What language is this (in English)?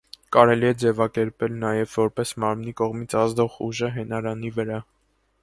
Armenian